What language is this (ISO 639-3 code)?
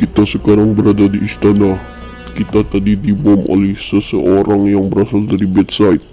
ind